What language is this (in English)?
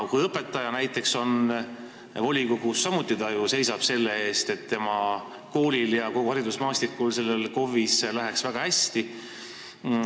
Estonian